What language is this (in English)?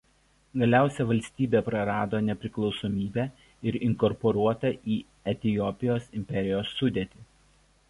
Lithuanian